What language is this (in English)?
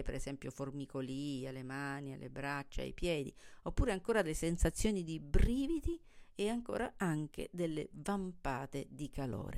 Italian